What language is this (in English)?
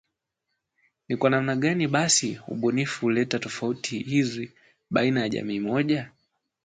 Swahili